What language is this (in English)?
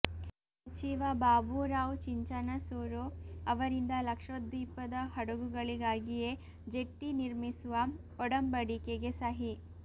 Kannada